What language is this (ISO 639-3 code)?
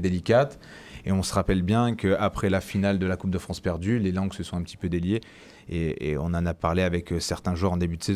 fra